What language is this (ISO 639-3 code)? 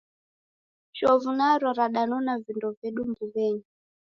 dav